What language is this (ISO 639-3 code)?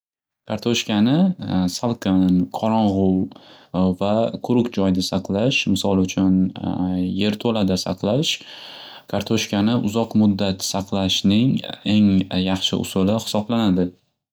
uzb